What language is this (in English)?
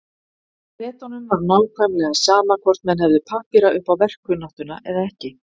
Icelandic